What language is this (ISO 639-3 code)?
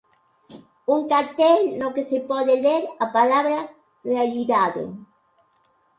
glg